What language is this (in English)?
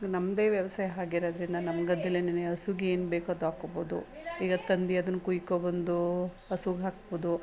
Kannada